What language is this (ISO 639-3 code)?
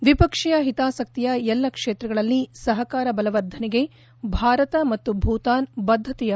kan